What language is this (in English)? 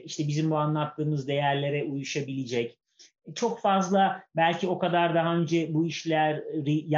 Turkish